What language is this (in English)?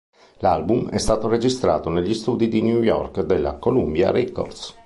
Italian